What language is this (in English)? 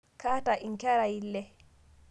Masai